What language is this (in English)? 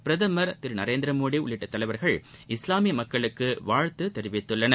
Tamil